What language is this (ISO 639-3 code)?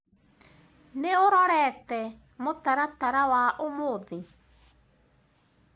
kik